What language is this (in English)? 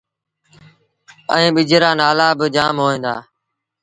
Sindhi Bhil